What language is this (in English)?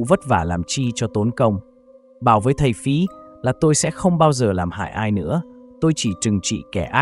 Vietnamese